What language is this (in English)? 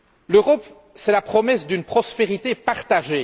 French